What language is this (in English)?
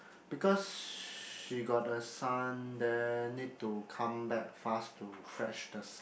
English